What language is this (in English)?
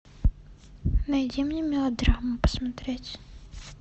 Russian